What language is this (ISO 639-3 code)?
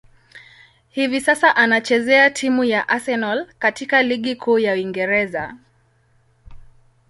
swa